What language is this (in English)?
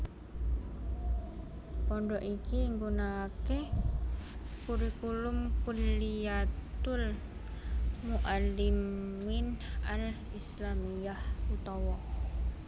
Javanese